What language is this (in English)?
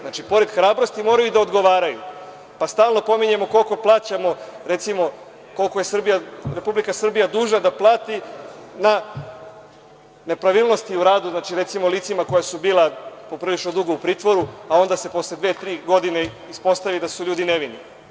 Serbian